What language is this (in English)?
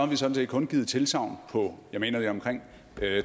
Danish